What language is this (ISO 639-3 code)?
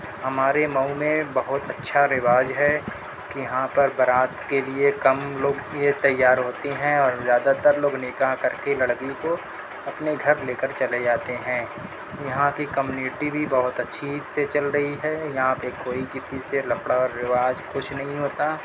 urd